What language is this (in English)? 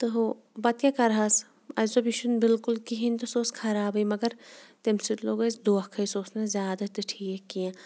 Kashmiri